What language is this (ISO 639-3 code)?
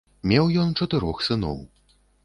bel